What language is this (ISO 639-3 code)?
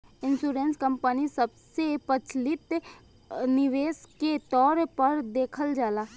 bho